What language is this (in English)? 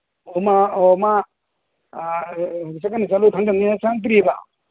Manipuri